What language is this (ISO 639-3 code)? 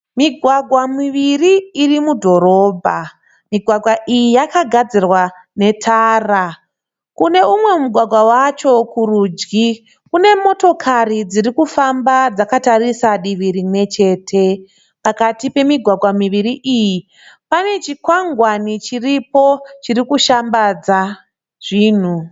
sna